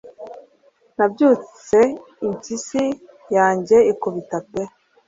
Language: Kinyarwanda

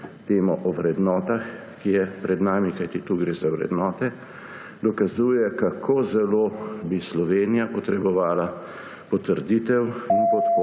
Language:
Slovenian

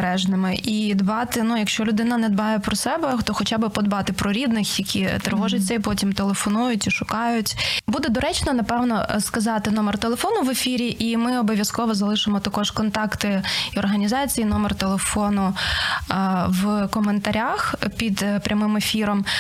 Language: Ukrainian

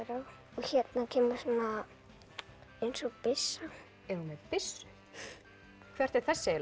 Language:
Icelandic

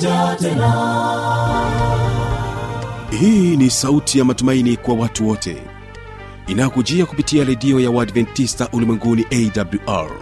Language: Swahili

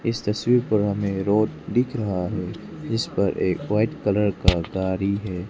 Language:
Hindi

